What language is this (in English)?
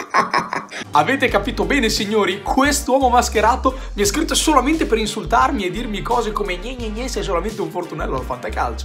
Italian